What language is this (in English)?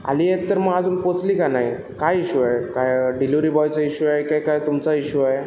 Marathi